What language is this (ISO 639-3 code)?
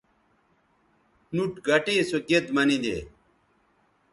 btv